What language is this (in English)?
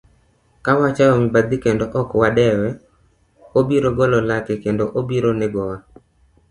Luo (Kenya and Tanzania)